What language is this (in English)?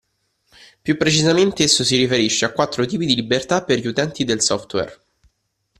Italian